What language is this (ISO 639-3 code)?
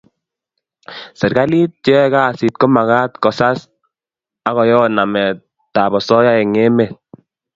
kln